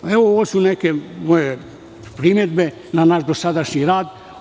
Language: Serbian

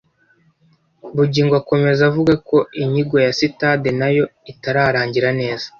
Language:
Kinyarwanda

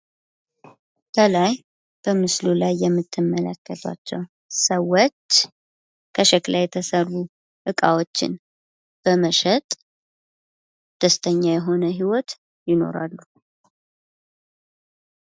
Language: Amharic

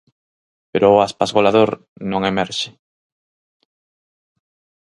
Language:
Galician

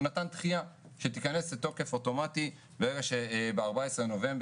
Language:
Hebrew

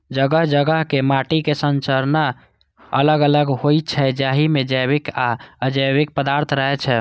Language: Maithili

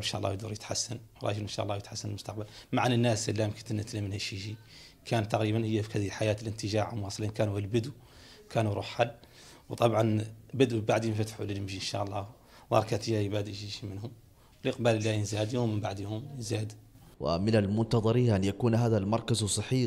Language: Arabic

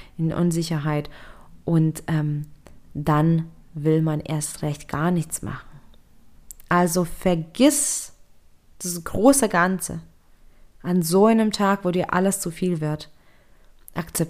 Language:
German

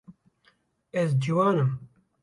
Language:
Kurdish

